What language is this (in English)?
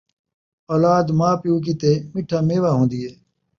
Saraiki